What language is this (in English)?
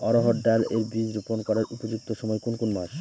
Bangla